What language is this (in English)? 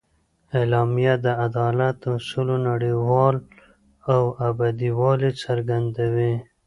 Pashto